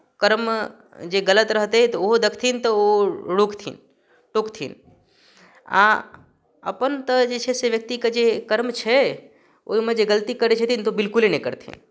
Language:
Maithili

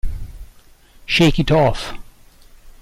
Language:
Italian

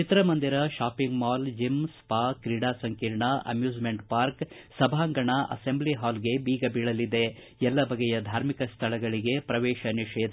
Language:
Kannada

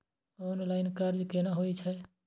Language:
Maithili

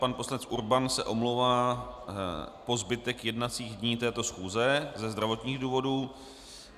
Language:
Czech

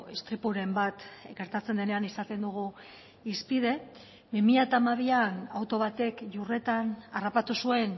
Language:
Basque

